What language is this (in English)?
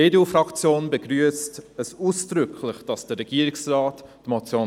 Swiss German